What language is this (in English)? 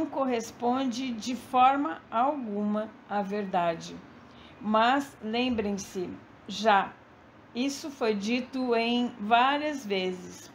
Portuguese